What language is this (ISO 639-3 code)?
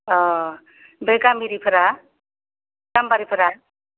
brx